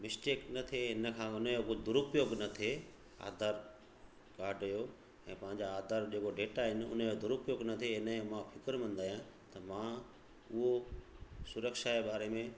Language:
Sindhi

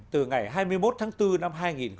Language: Vietnamese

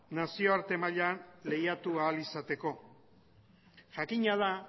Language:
Basque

